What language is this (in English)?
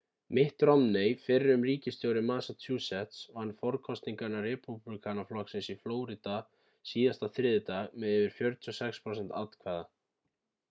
Icelandic